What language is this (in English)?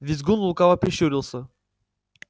Russian